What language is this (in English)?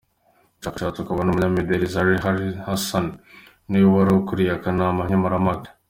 Kinyarwanda